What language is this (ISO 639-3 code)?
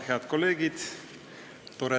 est